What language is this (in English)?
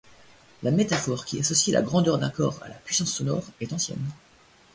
French